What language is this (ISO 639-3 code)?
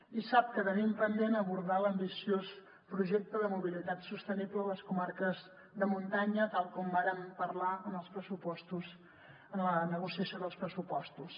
cat